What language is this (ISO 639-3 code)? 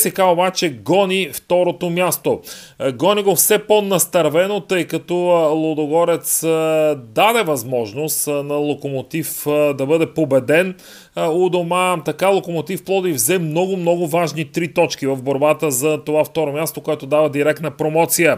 bul